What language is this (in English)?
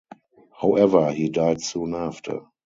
English